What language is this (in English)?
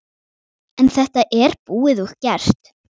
Icelandic